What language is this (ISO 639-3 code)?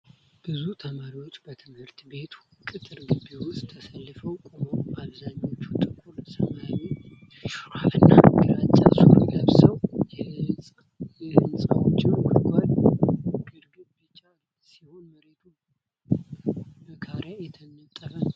amh